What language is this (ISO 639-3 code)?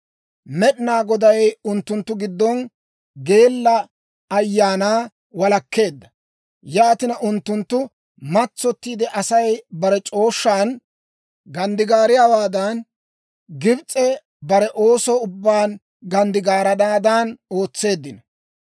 dwr